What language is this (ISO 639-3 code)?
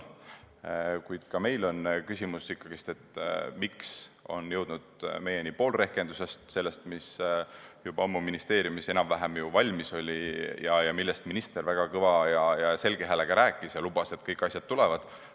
est